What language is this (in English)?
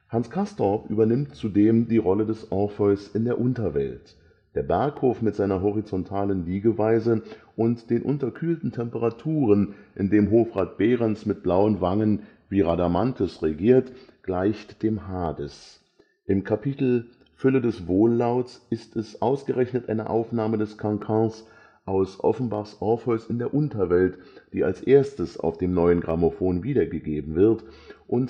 German